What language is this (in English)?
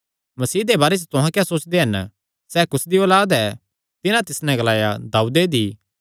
Kangri